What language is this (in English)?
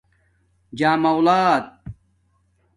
Domaaki